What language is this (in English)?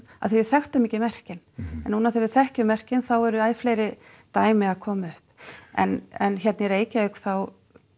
Icelandic